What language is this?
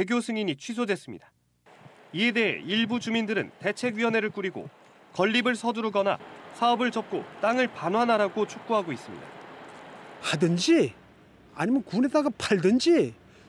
Korean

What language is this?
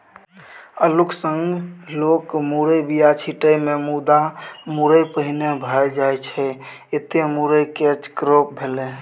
Maithili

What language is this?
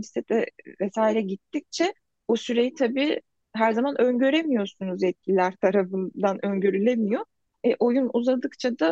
Turkish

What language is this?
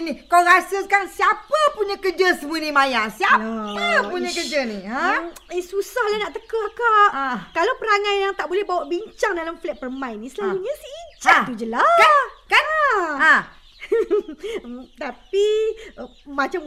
Malay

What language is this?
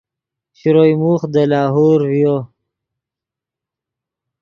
Yidgha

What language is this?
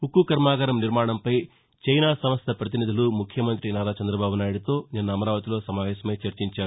Telugu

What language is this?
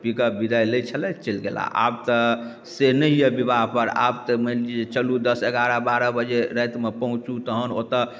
Maithili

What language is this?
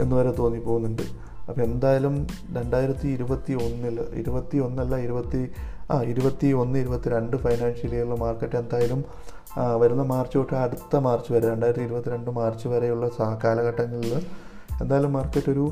Malayalam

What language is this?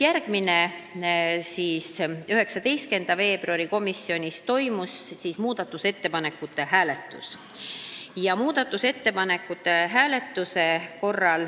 Estonian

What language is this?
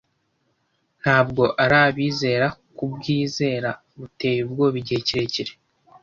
Kinyarwanda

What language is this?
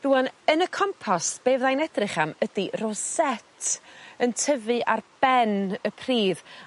Welsh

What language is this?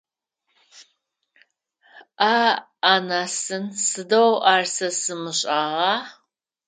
Adyghe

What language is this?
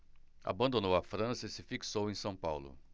Portuguese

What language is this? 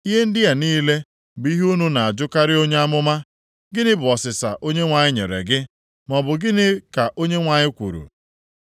Igbo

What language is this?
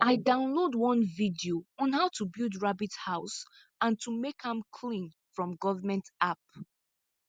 Nigerian Pidgin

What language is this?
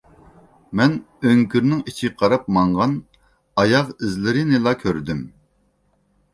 Uyghur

